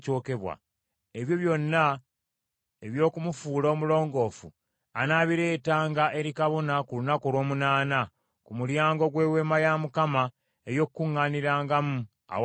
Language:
Ganda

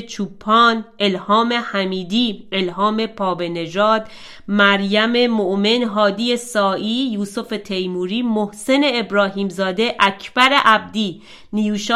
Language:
Persian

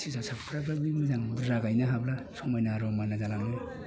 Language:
Bodo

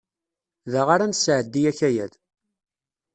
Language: Kabyle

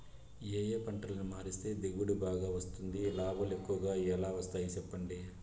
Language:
Telugu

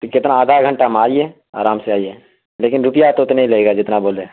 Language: Urdu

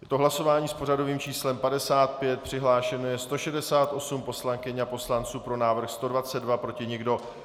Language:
Czech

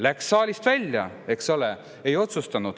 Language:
Estonian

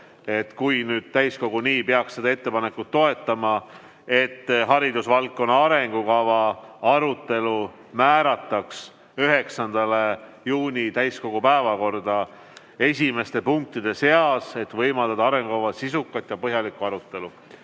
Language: Estonian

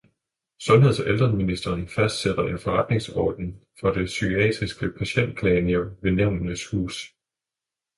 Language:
Danish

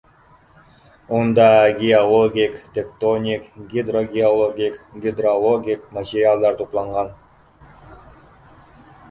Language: Bashkir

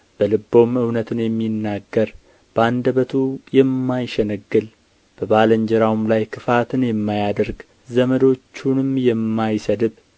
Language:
Amharic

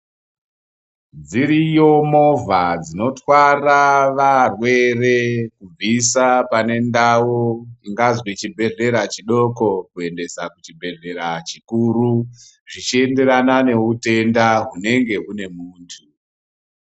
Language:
Ndau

